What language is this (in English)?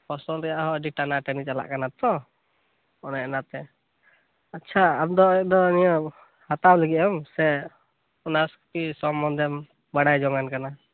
Santali